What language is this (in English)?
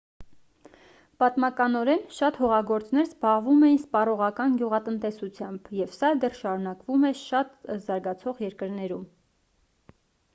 Armenian